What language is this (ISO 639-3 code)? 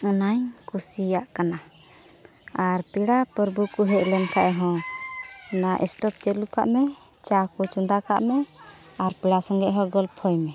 sat